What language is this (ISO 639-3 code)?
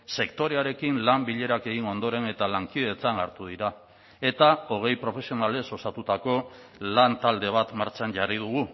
eus